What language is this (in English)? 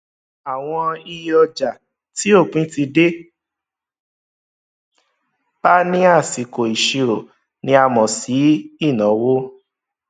Yoruba